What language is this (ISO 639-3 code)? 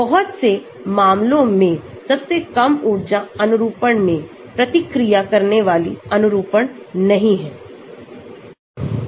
hin